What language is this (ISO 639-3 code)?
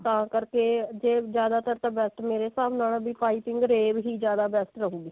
pan